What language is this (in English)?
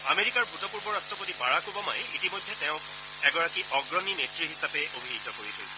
Assamese